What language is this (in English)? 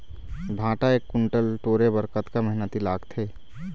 Chhattisgarhi